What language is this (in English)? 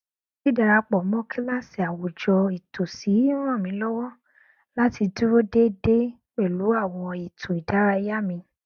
Yoruba